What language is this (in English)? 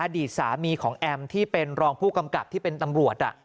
Thai